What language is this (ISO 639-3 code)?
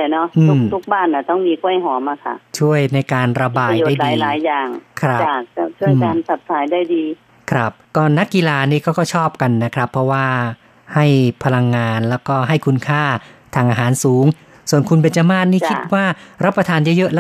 tha